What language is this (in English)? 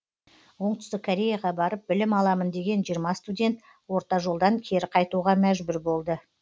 Kazakh